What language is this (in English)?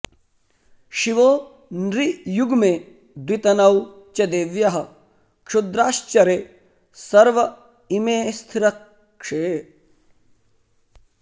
Sanskrit